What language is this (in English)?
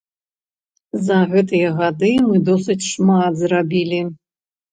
Belarusian